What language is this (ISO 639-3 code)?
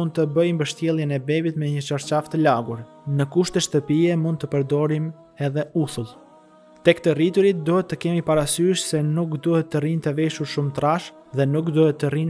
ron